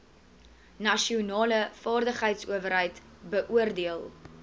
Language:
Afrikaans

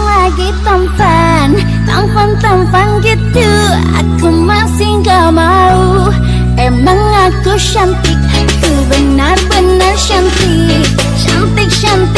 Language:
Thai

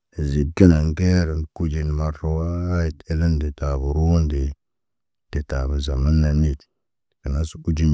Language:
Naba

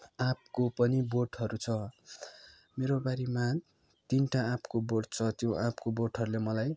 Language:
Nepali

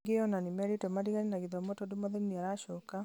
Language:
Kikuyu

